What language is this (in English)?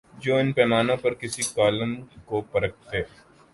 Urdu